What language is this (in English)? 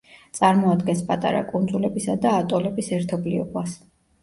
Georgian